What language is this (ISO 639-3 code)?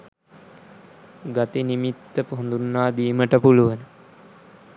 sin